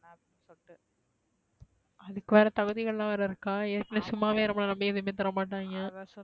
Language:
Tamil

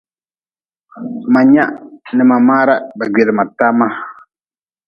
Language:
Nawdm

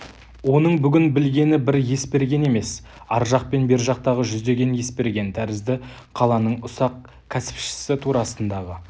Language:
Kazakh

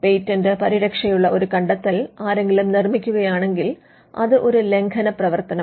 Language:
Malayalam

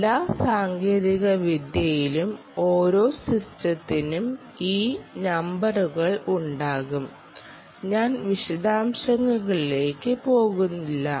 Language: Malayalam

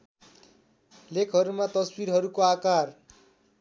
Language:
Nepali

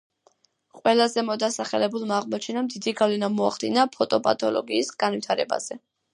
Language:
Georgian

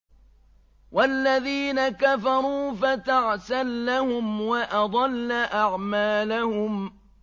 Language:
Arabic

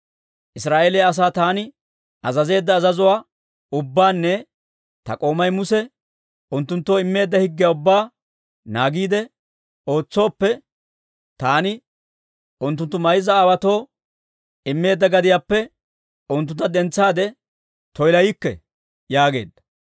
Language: Dawro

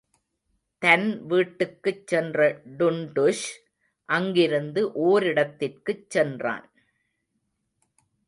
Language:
Tamil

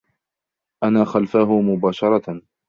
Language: Arabic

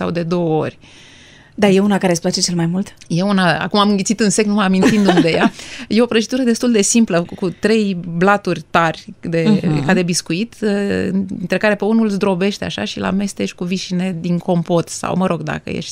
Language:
Romanian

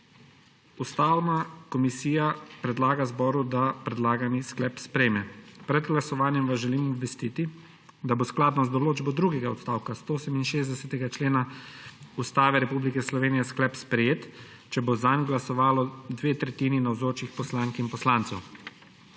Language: Slovenian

